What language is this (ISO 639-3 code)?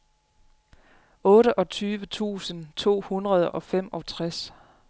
dan